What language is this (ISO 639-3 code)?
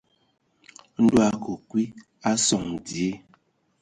ewo